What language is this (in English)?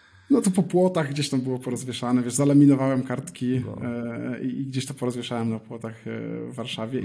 Polish